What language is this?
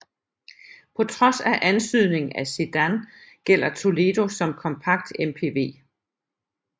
Danish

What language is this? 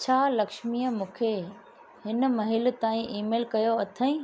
Sindhi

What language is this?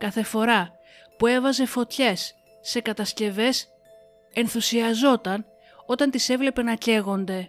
Greek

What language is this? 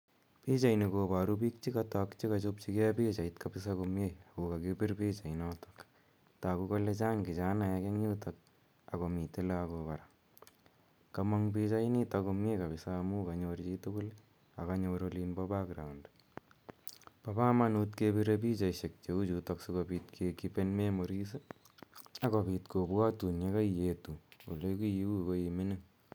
Kalenjin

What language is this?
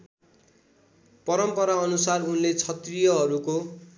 Nepali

